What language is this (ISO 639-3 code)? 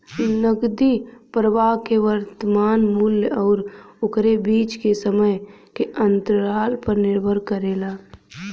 bho